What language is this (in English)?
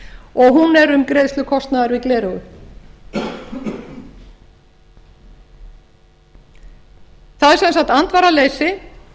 Icelandic